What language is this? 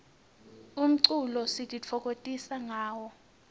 Swati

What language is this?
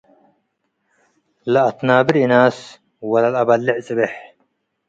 Tigre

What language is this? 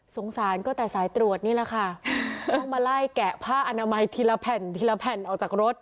Thai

